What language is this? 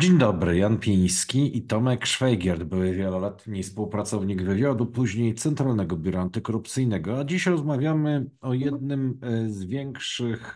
Polish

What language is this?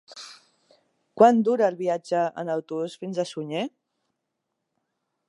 Catalan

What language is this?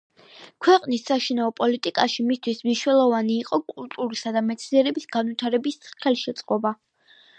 Georgian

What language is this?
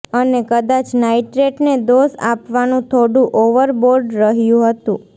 Gujarati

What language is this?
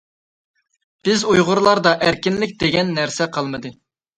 Uyghur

